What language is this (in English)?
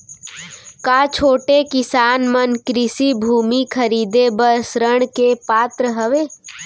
Chhattisgarhi